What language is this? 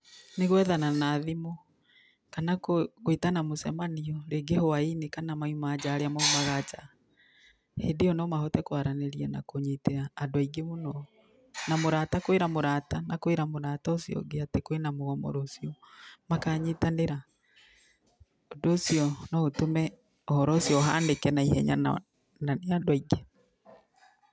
Kikuyu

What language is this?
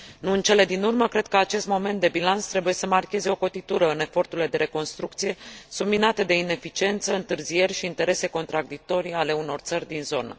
Romanian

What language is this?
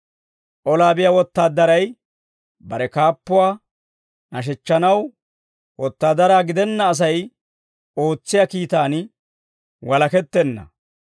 Dawro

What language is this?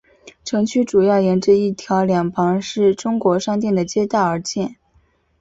Chinese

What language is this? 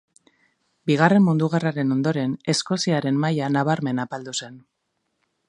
Basque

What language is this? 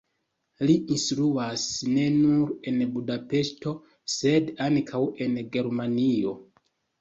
Esperanto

